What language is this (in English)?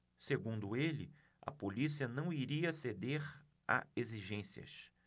Portuguese